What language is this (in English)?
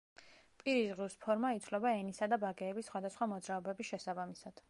Georgian